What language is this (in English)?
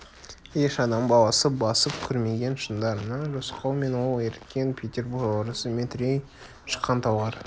Kazakh